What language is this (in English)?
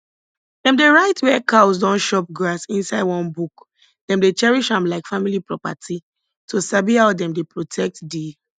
Nigerian Pidgin